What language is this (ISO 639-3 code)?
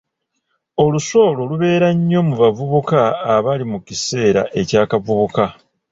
lug